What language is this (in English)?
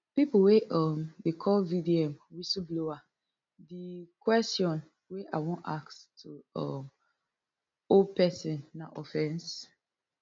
Nigerian Pidgin